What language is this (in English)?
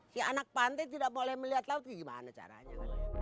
Indonesian